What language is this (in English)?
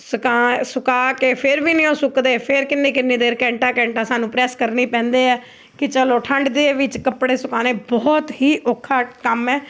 Punjabi